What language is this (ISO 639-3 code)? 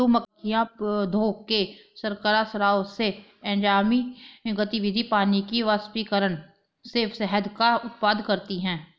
hin